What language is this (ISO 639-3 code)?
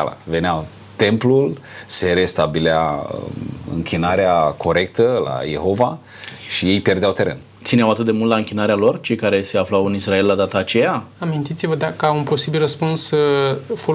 ron